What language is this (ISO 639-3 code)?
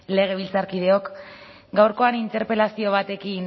eus